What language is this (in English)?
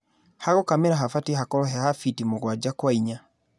Kikuyu